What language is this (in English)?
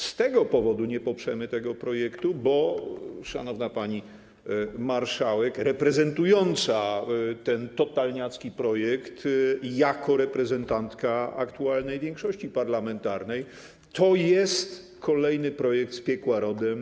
Polish